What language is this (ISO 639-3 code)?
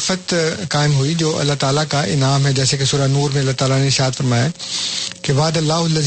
urd